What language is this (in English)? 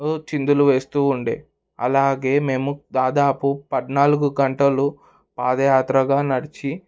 Telugu